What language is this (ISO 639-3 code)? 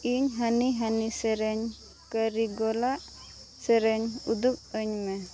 sat